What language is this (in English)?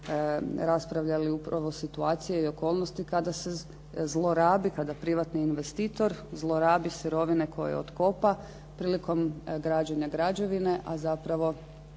Croatian